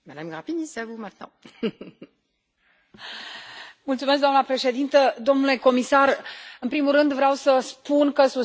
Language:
Romanian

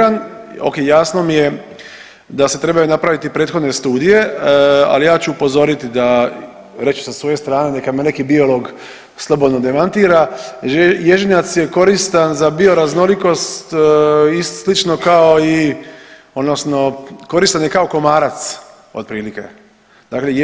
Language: Croatian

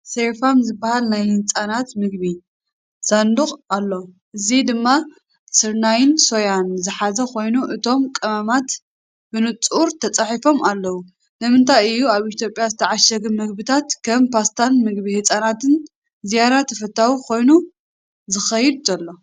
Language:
Tigrinya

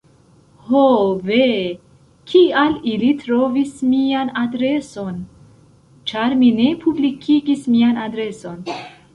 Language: Esperanto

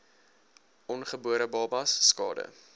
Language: Afrikaans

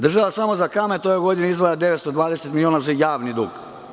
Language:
Serbian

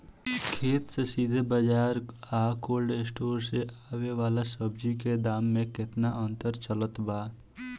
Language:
Bhojpuri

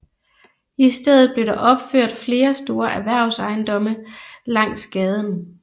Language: Danish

